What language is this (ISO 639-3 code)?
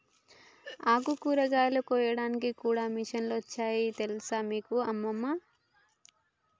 tel